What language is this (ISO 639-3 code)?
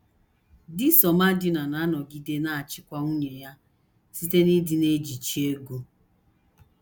ibo